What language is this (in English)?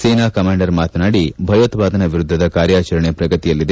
Kannada